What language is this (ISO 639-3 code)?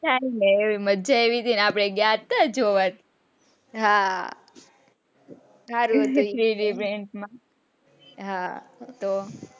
guj